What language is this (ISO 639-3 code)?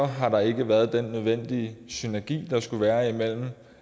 dan